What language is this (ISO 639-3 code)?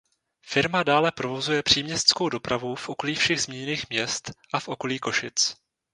ces